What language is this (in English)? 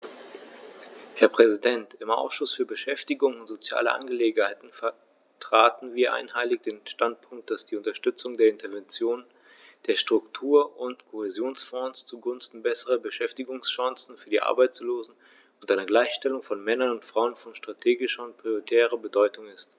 German